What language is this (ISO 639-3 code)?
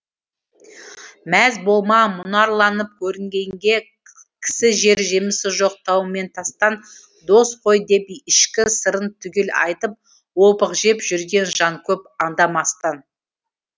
kaz